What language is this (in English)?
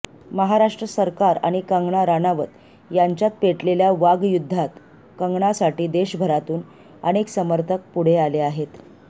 Marathi